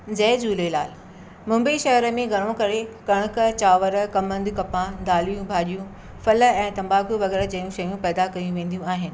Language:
Sindhi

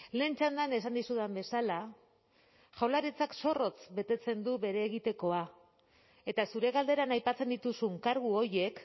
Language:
Basque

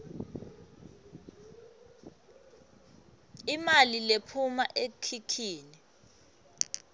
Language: Swati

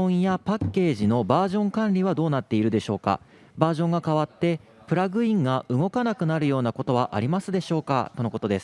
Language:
Japanese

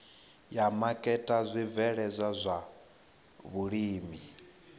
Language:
Venda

